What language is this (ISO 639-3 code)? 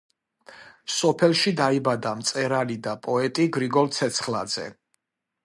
kat